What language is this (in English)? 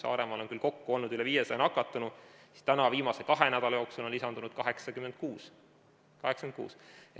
Estonian